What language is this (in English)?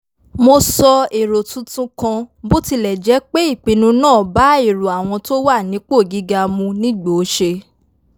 Yoruba